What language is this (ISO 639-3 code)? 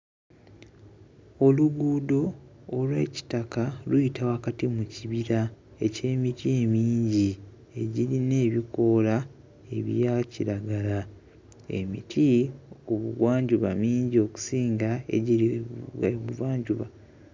lug